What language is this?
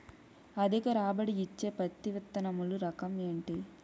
Telugu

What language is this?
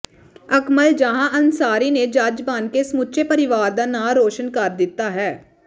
Punjabi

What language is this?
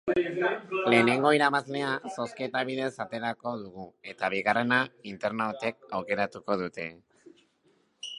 Basque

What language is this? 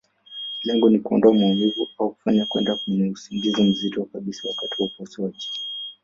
Swahili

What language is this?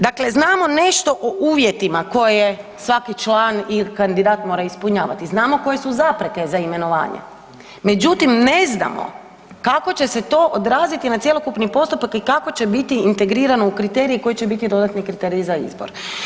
Croatian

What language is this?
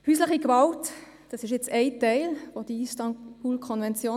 Swiss German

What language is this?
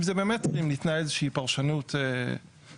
Hebrew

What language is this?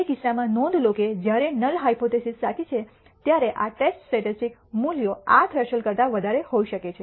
Gujarati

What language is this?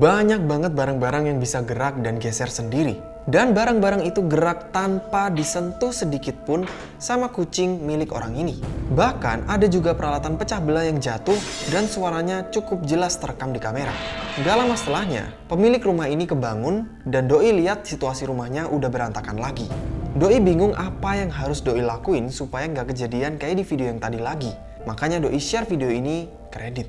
Indonesian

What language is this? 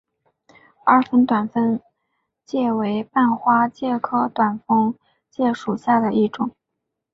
Chinese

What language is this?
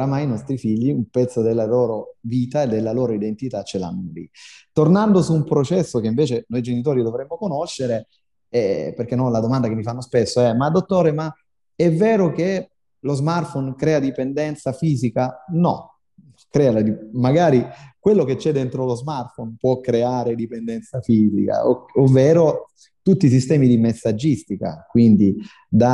Italian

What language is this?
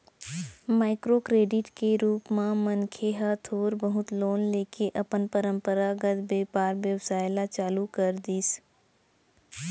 Chhattisgarhi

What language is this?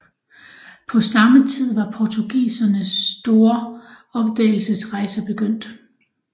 Danish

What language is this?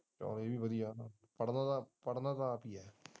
Punjabi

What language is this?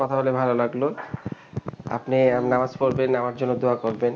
Bangla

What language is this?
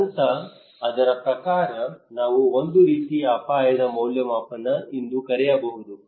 Kannada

